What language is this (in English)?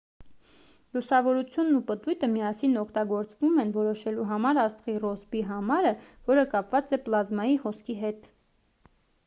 Armenian